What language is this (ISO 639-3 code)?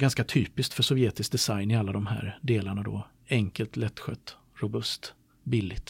swe